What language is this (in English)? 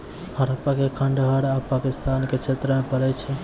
Maithili